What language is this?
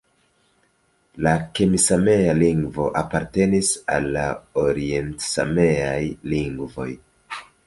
Esperanto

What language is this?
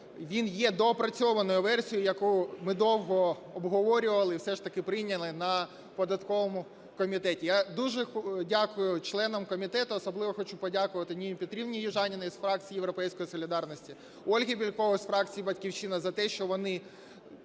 Ukrainian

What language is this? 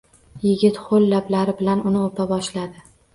Uzbek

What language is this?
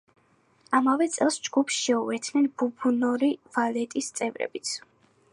Georgian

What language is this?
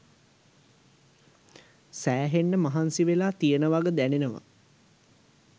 Sinhala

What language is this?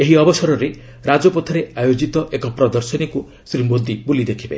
Odia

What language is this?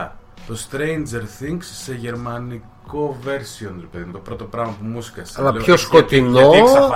Greek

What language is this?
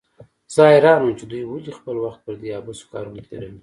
Pashto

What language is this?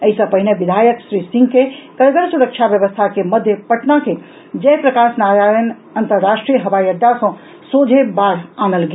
Maithili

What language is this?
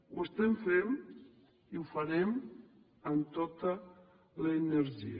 Catalan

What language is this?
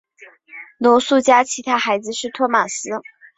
Chinese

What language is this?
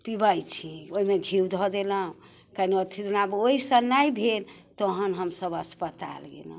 Maithili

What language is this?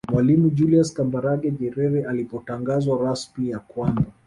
Swahili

